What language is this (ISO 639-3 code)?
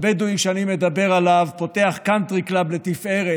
heb